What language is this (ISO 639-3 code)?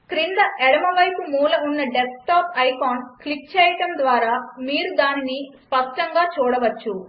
tel